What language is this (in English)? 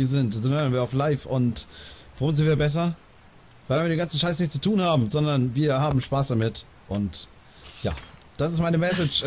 German